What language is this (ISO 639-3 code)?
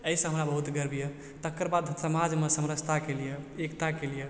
mai